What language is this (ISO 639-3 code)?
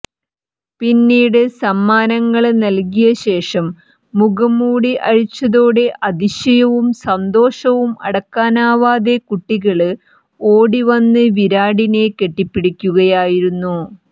mal